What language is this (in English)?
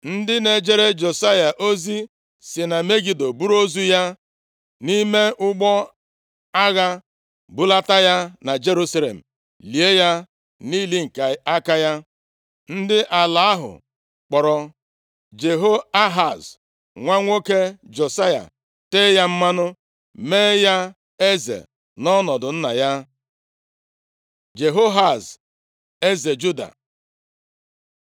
Igbo